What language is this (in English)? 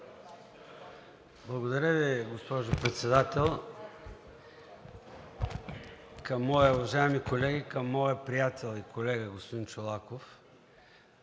Bulgarian